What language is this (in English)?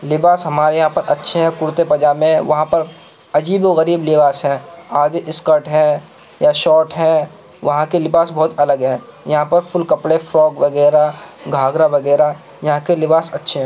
Urdu